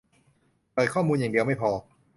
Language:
Thai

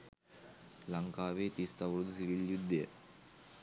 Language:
Sinhala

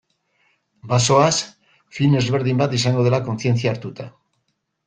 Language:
Basque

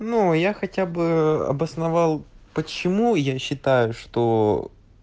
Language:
Russian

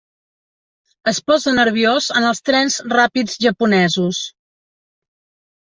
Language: Catalan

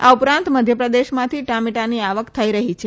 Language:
Gujarati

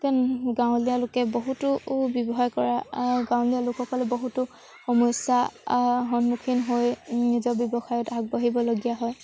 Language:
Assamese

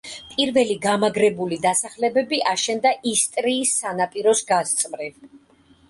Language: Georgian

